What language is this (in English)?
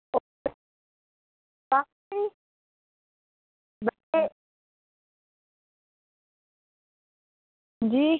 Dogri